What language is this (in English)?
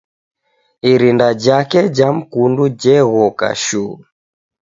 Taita